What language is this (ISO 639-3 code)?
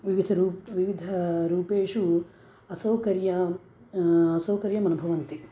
san